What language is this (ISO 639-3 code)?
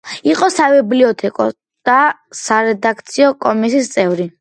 kat